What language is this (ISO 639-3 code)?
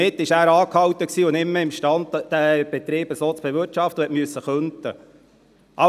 gsw